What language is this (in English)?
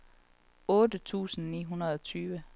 Danish